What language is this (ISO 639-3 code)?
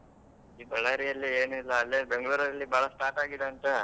kan